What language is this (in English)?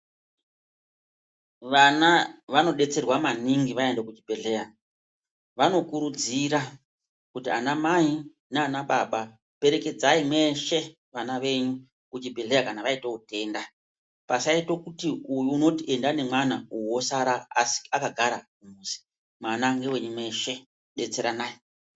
Ndau